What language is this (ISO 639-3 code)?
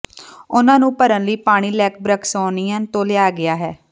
pan